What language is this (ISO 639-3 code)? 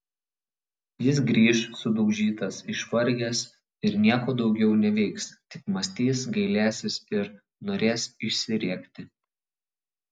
lit